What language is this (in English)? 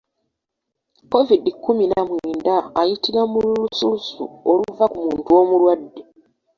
Ganda